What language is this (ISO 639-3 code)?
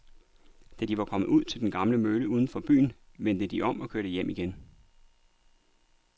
dan